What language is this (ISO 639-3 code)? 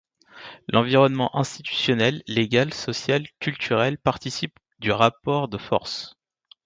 fra